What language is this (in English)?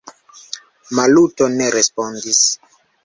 Esperanto